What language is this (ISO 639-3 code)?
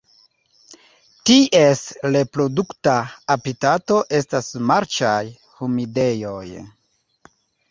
epo